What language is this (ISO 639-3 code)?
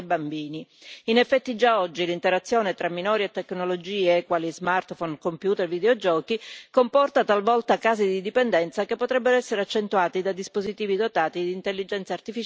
ita